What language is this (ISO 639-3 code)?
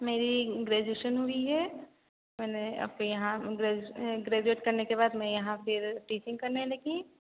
hin